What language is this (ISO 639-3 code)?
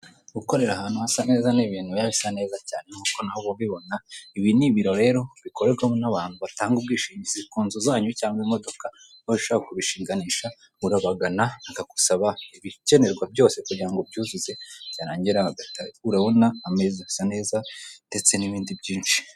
kin